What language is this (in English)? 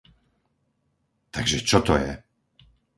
Slovak